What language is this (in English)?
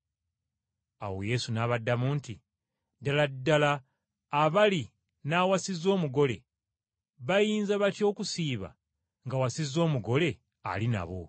Ganda